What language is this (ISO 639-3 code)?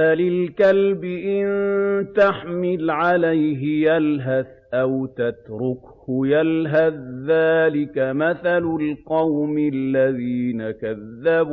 ara